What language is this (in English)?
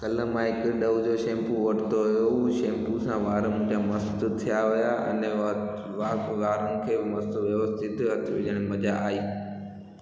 Sindhi